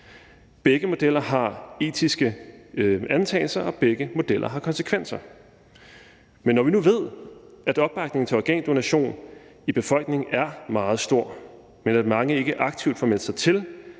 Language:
Danish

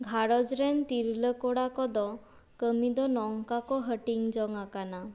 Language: Santali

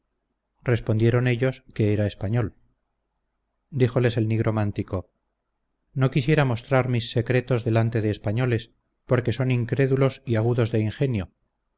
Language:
Spanish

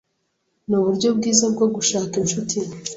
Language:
Kinyarwanda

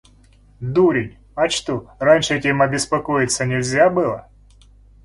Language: Russian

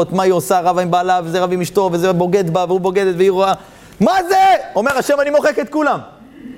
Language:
Hebrew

